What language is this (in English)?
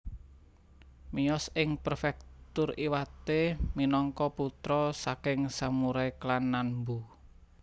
Javanese